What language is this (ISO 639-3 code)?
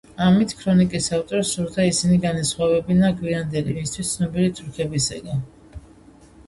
kat